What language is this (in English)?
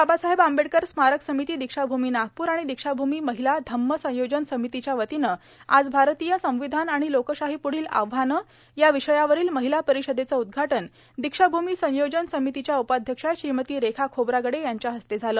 Marathi